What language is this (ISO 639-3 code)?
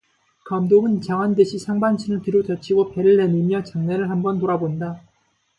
kor